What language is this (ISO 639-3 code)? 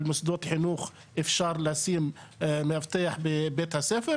heb